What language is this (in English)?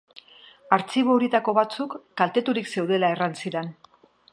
Basque